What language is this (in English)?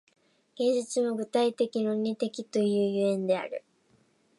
Japanese